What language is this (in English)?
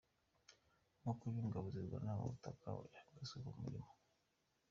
Kinyarwanda